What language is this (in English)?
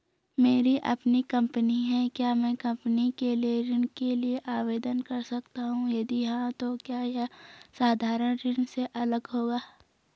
Hindi